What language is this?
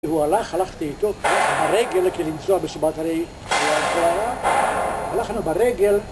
Hebrew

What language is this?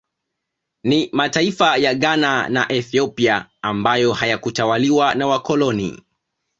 Swahili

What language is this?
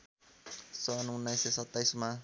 Nepali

